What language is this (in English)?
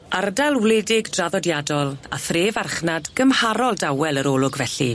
Welsh